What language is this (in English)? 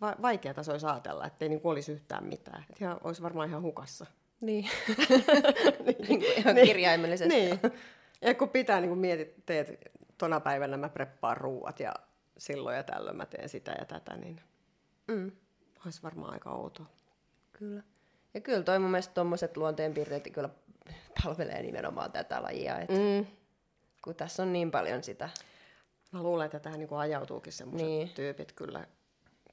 Finnish